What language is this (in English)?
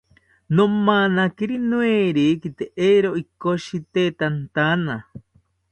South Ucayali Ashéninka